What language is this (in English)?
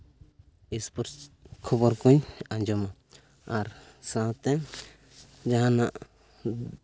Santali